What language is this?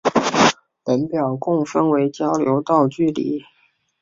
Chinese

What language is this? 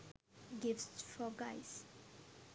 Sinhala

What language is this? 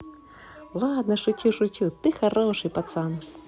Russian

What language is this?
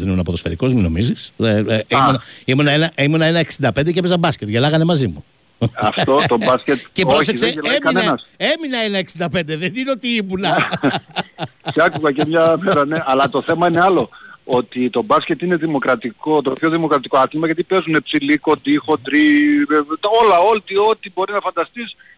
Greek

